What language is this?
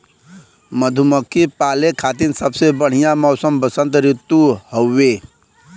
Bhojpuri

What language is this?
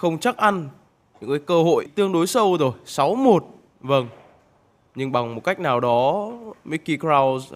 Vietnamese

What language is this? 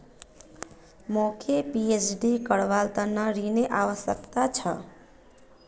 Magahi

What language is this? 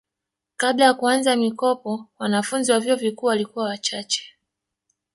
Swahili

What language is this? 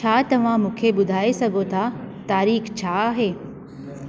Sindhi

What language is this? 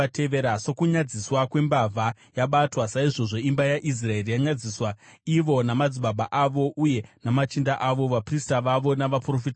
Shona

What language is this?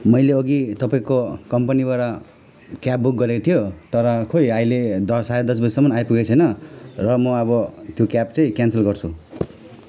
Nepali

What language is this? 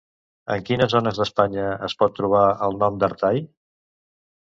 Catalan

